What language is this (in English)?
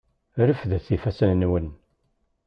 Kabyle